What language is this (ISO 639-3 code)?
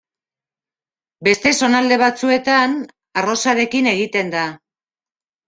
eus